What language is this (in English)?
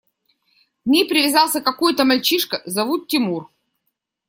Russian